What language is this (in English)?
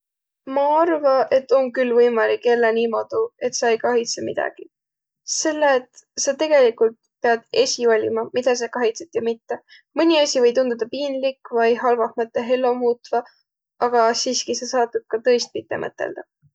Võro